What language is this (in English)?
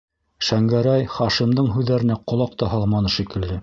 Bashkir